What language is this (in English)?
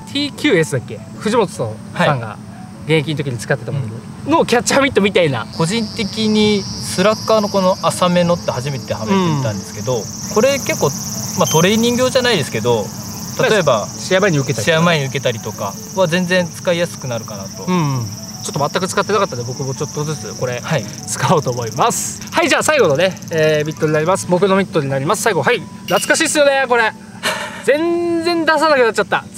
Japanese